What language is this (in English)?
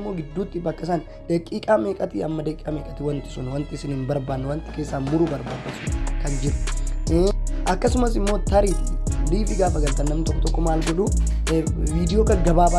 Amharic